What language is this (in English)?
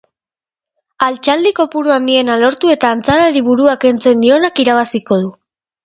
Basque